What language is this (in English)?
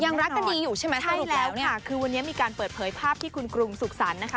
Thai